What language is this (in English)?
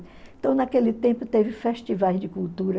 Portuguese